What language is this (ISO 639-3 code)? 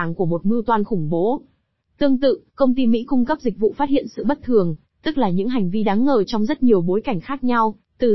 vie